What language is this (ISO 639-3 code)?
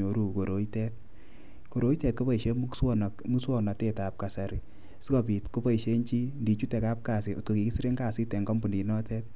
kln